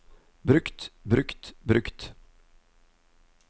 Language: Norwegian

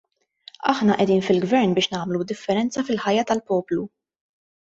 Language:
Maltese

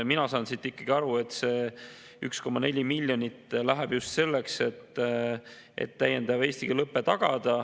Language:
Estonian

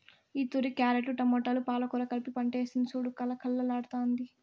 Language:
Telugu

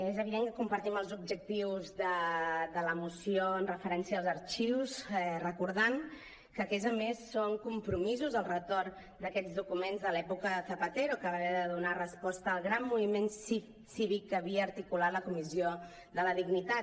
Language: Catalan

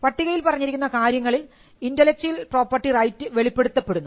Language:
Malayalam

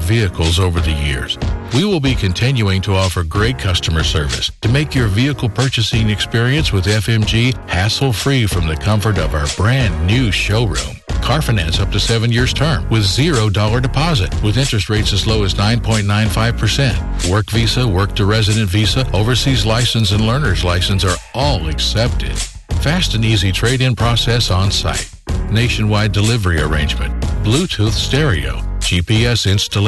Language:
Filipino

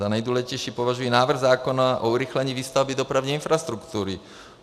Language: Czech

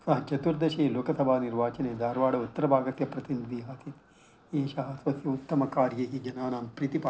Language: Sanskrit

